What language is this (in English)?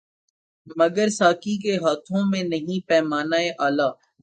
Urdu